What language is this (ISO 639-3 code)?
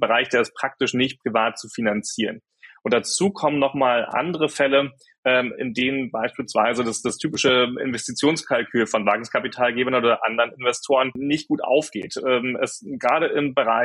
deu